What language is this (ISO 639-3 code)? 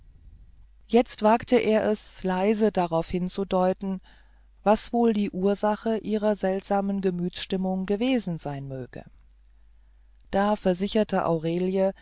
deu